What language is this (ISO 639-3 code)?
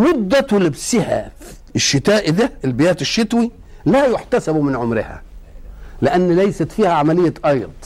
ara